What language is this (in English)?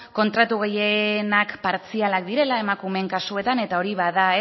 Basque